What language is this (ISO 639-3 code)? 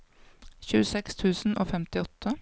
nor